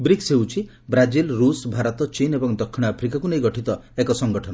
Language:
Odia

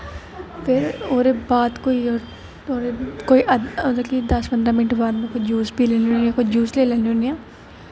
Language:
Dogri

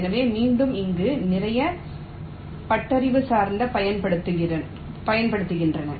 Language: Tamil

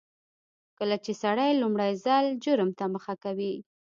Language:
Pashto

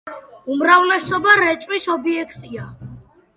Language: Georgian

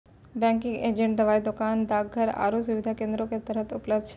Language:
Maithili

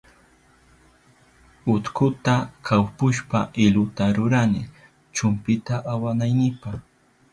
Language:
Southern Pastaza Quechua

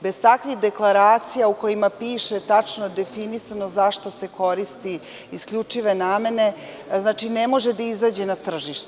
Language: Serbian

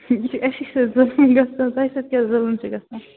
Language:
Kashmiri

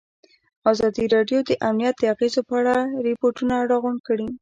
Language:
Pashto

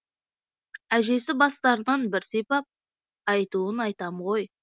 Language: Kazakh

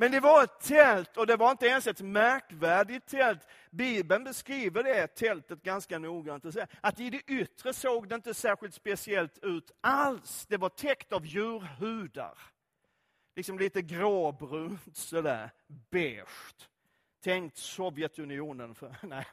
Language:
Swedish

